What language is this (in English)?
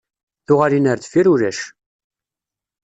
Kabyle